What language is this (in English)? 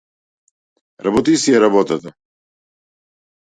Macedonian